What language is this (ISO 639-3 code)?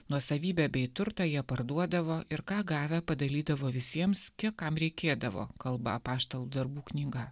lit